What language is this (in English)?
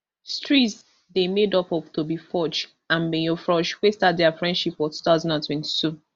Nigerian Pidgin